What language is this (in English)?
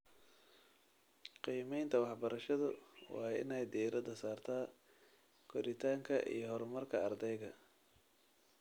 Somali